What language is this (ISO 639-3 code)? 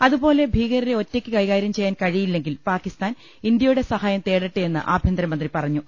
mal